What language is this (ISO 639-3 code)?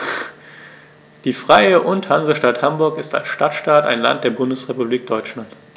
deu